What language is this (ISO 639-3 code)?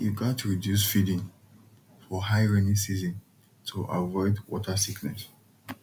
pcm